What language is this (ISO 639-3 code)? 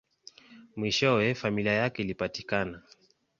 swa